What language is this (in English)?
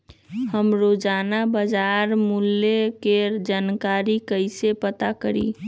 Magahi